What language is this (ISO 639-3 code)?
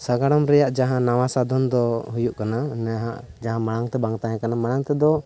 sat